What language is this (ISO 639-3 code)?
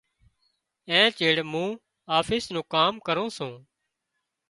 kxp